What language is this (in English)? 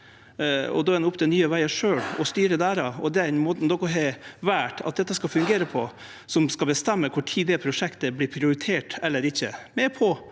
Norwegian